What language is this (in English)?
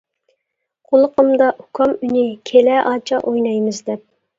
Uyghur